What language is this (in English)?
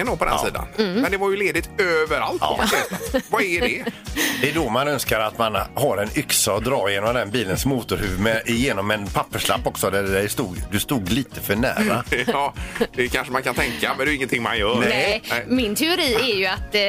Swedish